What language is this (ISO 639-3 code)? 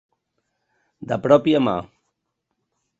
cat